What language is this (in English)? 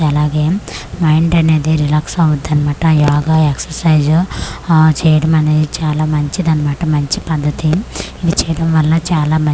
Telugu